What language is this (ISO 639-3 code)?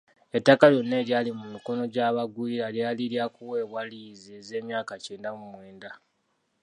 lug